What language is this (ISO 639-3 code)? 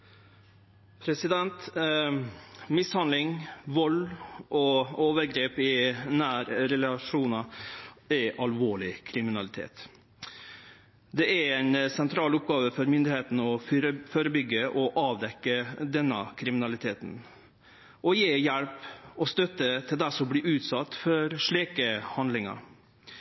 nno